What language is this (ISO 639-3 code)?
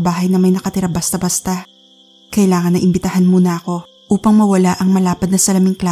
fil